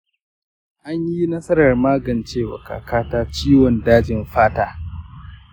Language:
Hausa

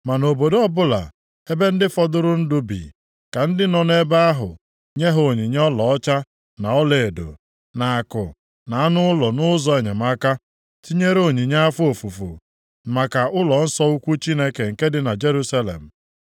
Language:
Igbo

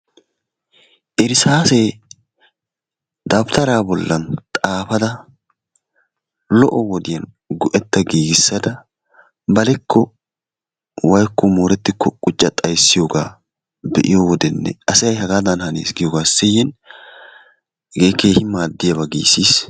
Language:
Wolaytta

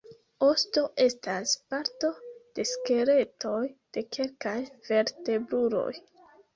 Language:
Esperanto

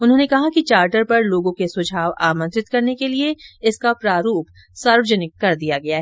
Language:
Hindi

